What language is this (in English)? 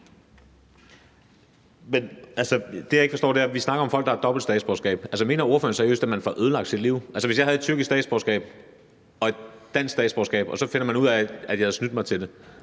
Danish